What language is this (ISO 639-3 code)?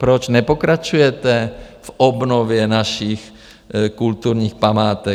ces